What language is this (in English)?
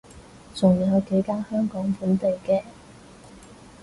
Cantonese